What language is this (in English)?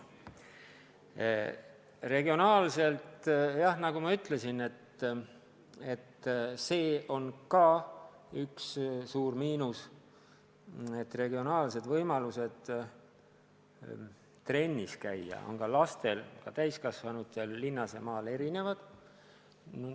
Estonian